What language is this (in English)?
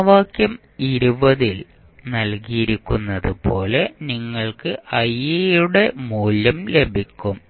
Malayalam